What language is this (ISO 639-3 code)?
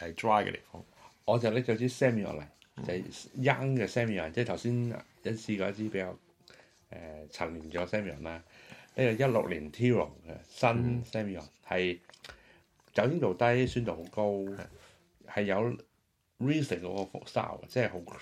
zho